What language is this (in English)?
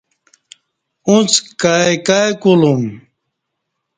Kati